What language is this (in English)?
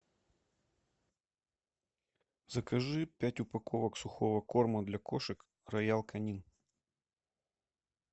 Russian